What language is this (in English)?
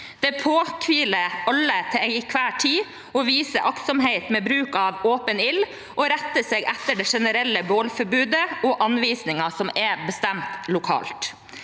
Norwegian